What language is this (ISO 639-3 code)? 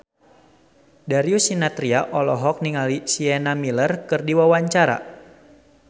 sun